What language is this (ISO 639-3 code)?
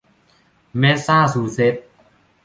tha